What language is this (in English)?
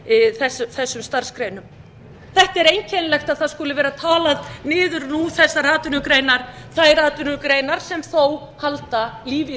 Icelandic